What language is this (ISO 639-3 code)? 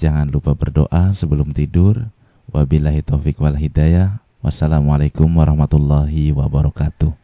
ind